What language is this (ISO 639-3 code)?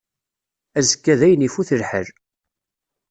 kab